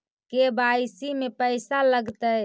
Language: Magahi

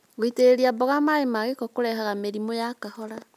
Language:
Kikuyu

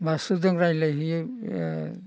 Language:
Bodo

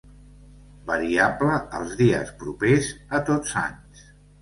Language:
Catalan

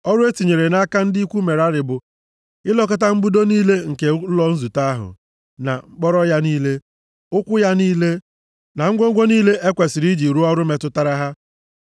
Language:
Igbo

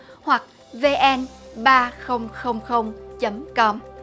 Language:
Vietnamese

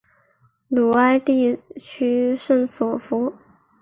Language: Chinese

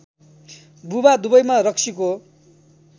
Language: Nepali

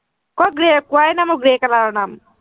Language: Assamese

